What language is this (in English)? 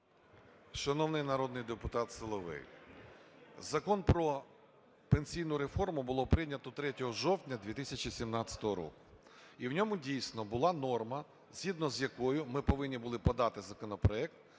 Ukrainian